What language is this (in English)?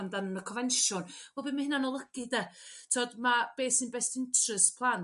Welsh